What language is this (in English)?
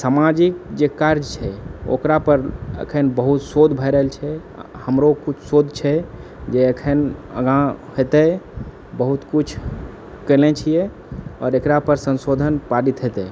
Maithili